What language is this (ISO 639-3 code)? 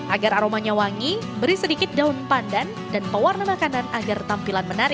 ind